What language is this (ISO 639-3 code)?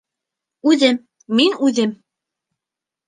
bak